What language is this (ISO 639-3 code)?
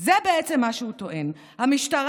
heb